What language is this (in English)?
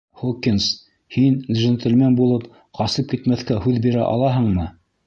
Bashkir